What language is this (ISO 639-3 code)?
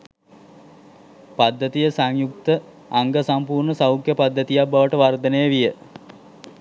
sin